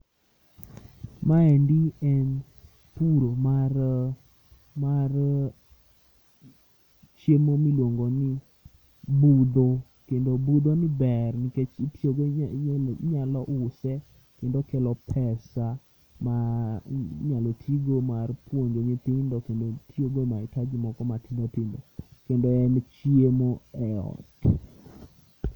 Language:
Luo (Kenya and Tanzania)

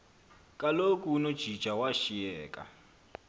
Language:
Xhosa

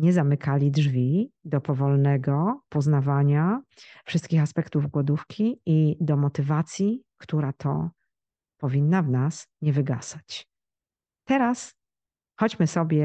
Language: Polish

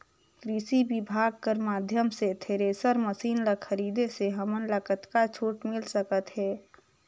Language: Chhattisgarhi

